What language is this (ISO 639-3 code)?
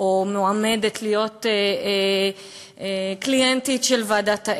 heb